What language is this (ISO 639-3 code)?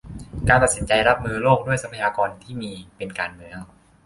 tha